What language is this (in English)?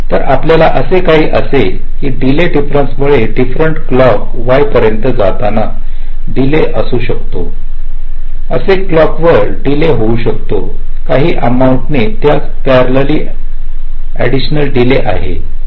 Marathi